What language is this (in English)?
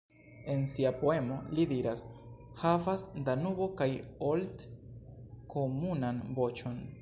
Esperanto